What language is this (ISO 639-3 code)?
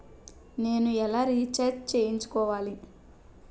tel